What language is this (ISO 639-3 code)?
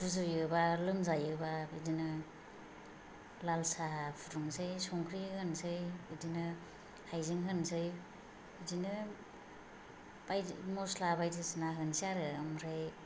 brx